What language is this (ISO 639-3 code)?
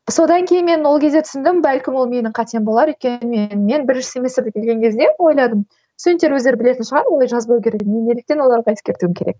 kaz